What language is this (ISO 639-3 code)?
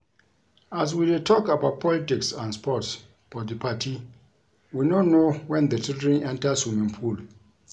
pcm